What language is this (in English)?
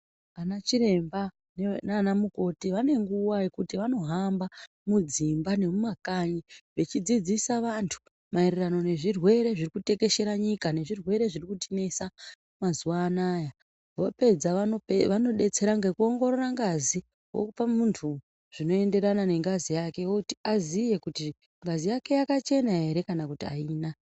Ndau